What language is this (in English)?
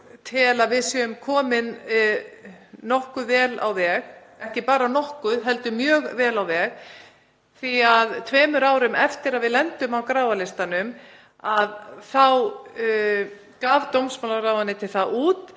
Icelandic